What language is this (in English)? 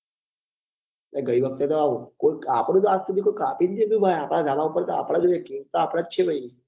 Gujarati